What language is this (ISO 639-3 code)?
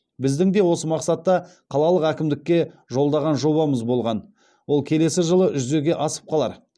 kaz